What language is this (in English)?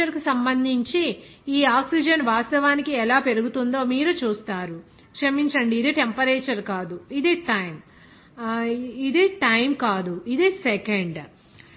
Telugu